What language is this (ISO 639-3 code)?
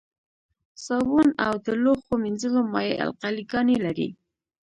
pus